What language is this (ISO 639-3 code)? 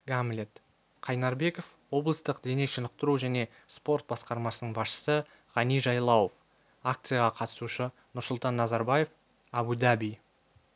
kaz